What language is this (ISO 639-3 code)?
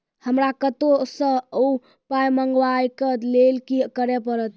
mai